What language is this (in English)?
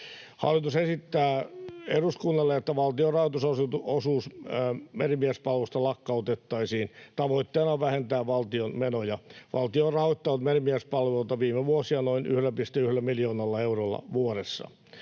Finnish